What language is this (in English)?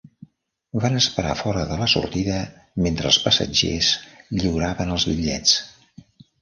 Catalan